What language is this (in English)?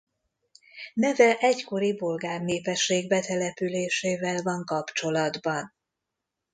Hungarian